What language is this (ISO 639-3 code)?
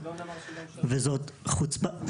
heb